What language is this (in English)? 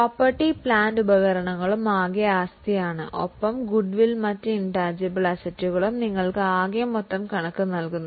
Malayalam